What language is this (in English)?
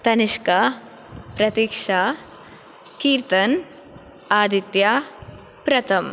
Sanskrit